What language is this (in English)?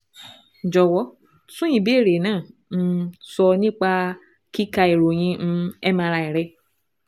Yoruba